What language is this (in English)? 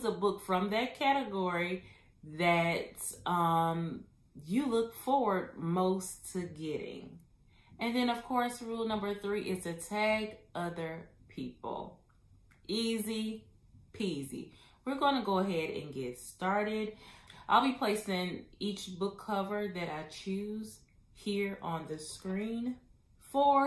English